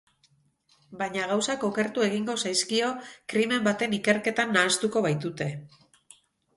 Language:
Basque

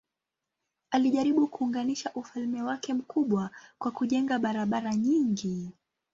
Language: Swahili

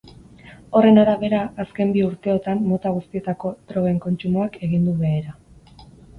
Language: Basque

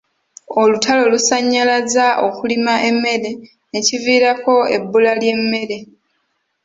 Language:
Ganda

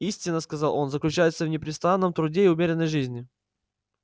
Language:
Russian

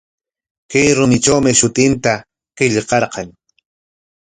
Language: Corongo Ancash Quechua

